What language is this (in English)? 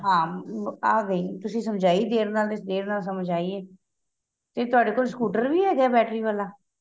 Punjabi